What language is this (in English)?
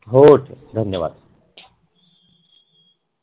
Marathi